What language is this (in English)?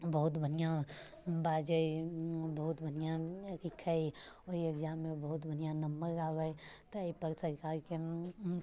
Maithili